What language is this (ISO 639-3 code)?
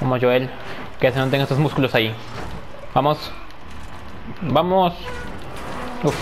spa